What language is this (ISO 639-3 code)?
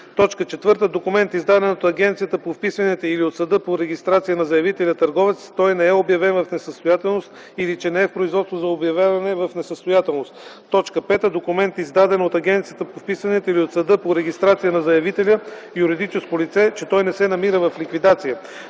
bul